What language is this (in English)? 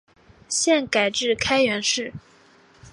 Chinese